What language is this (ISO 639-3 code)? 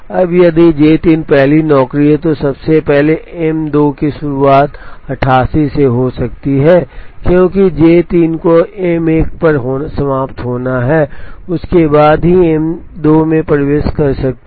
hin